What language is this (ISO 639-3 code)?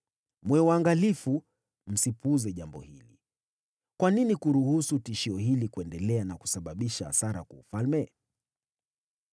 swa